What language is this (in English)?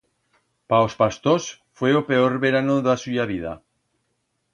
Aragonese